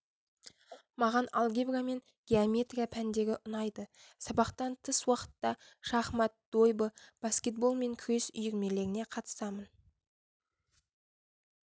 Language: Kazakh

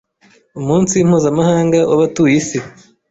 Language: Kinyarwanda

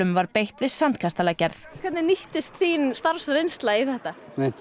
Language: Icelandic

